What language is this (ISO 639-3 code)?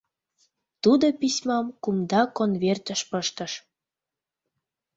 chm